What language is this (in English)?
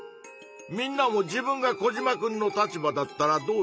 Japanese